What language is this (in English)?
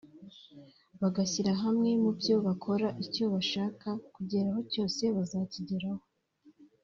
Kinyarwanda